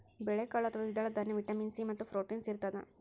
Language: Kannada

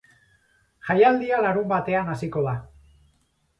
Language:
Basque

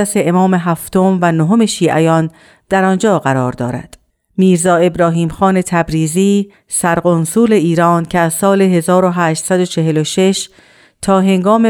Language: Persian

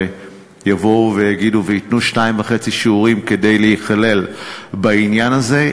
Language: Hebrew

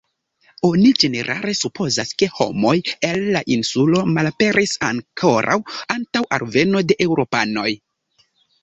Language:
Esperanto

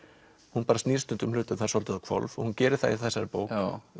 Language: Icelandic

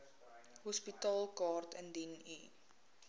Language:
Afrikaans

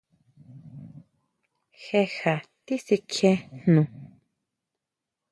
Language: Huautla Mazatec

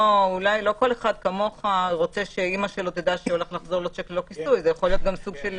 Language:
Hebrew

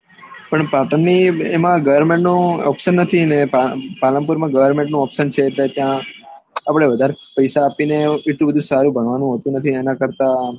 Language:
Gujarati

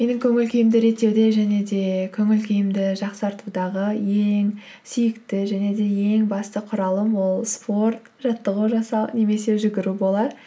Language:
Kazakh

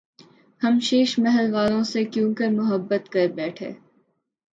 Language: Urdu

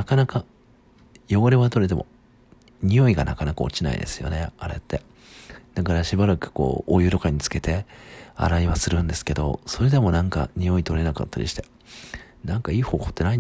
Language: Japanese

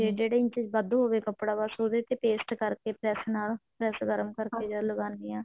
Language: Punjabi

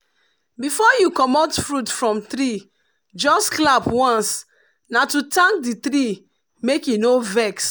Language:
Nigerian Pidgin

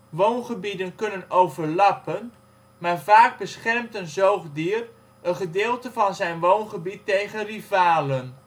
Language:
Dutch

